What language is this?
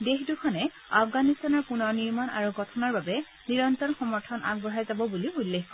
Assamese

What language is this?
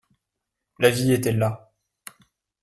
French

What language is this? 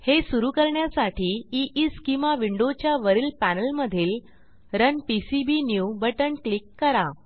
Marathi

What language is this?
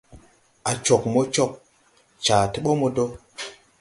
Tupuri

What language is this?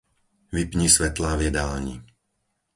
Slovak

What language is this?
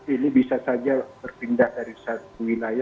Indonesian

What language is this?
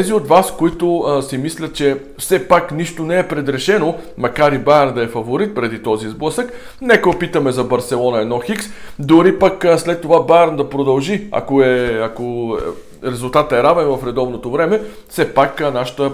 Bulgarian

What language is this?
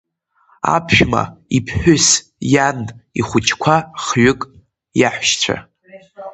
Abkhazian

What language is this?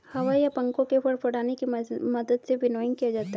Hindi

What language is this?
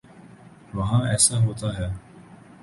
Urdu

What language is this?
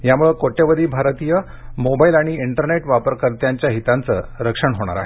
Marathi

